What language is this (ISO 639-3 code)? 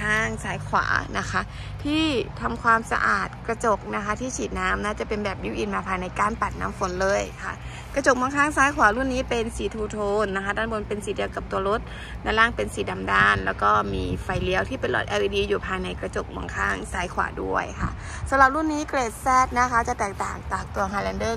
tha